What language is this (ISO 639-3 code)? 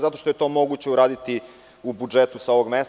srp